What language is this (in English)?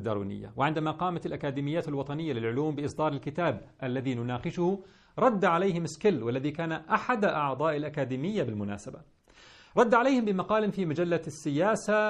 Arabic